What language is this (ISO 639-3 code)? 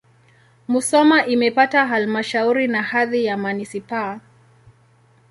swa